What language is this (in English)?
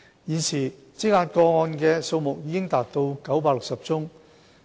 Cantonese